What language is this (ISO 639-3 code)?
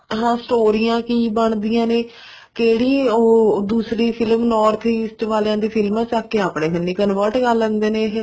pan